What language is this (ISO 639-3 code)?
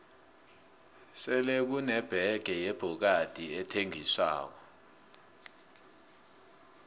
nbl